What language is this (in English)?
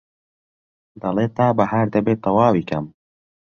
Central Kurdish